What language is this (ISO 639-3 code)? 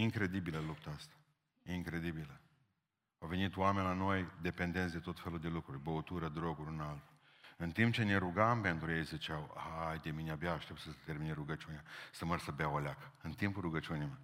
ron